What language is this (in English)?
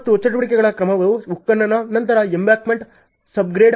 Kannada